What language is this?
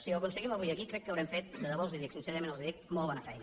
Catalan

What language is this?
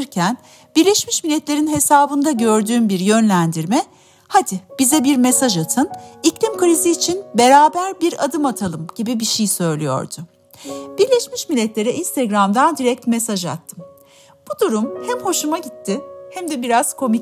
Turkish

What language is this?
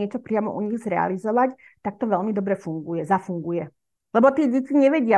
Slovak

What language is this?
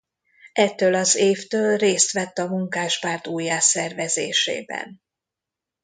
Hungarian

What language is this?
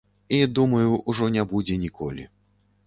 Belarusian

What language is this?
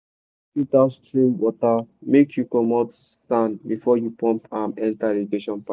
Nigerian Pidgin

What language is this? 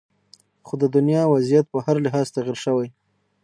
Pashto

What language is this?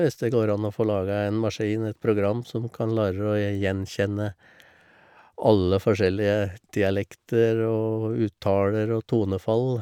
Norwegian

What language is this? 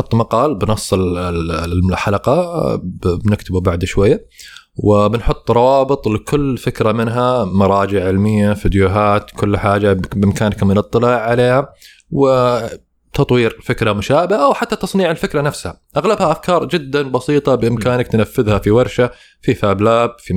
Arabic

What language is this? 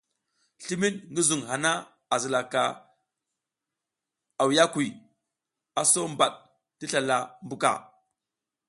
South Giziga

